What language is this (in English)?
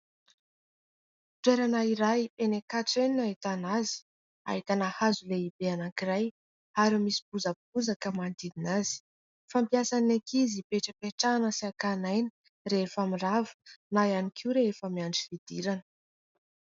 Malagasy